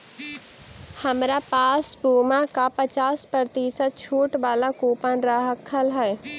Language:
Magahi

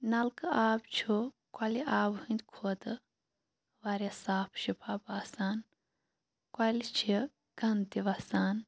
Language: Kashmiri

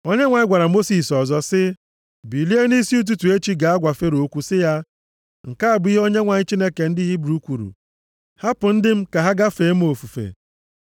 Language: Igbo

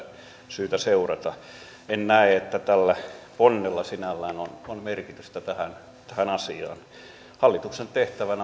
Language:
Finnish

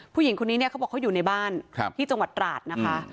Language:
Thai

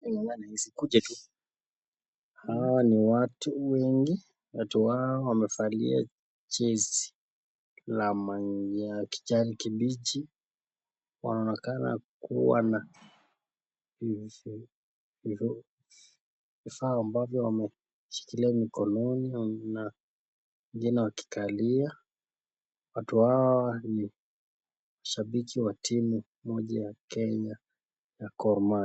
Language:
Swahili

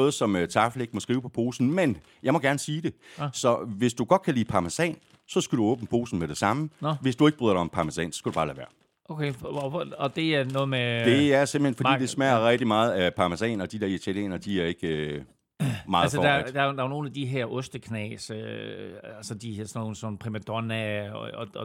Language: Danish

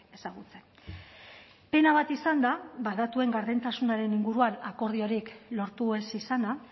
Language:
Basque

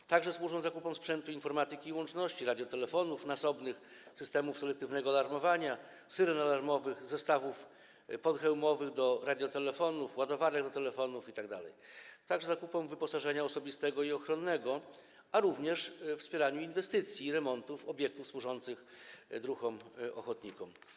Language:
Polish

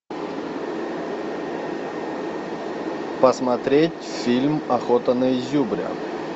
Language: Russian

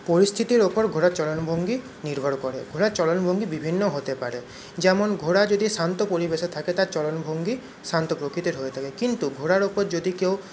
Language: Bangla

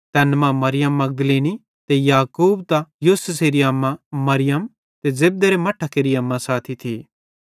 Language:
Bhadrawahi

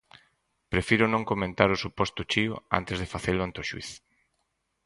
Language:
Galician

